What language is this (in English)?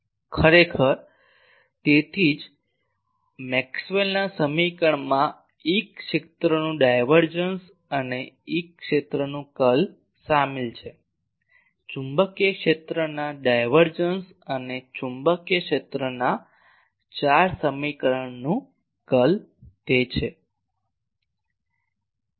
Gujarati